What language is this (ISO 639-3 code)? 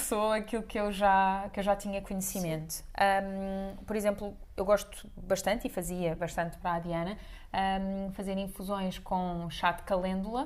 por